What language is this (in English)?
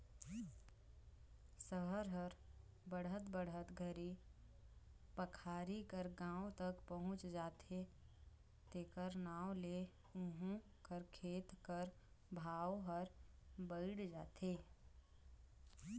Chhattisgarhi